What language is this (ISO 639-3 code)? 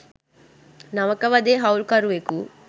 sin